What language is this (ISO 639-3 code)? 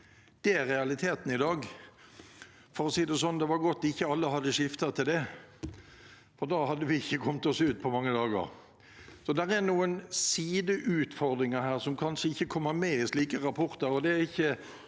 nor